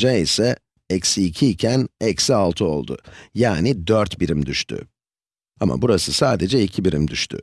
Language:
Turkish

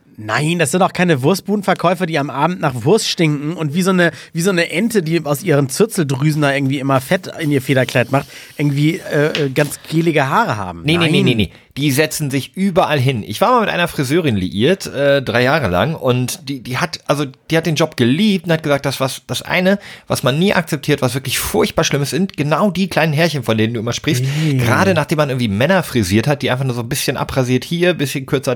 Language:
German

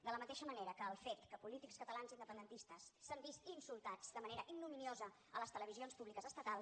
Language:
Catalan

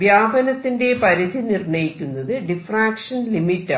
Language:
Malayalam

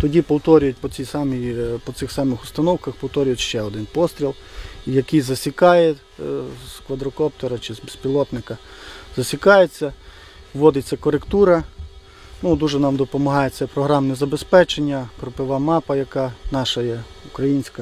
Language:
Russian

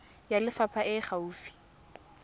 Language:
Tswana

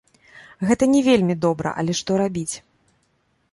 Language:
Belarusian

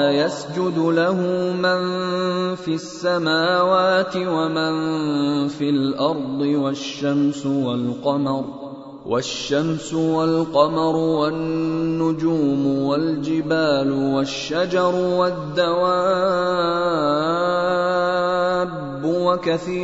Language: Arabic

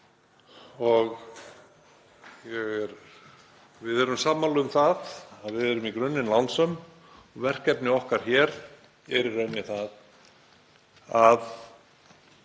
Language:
Icelandic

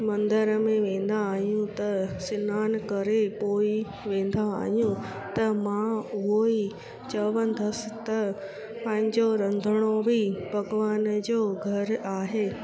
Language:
Sindhi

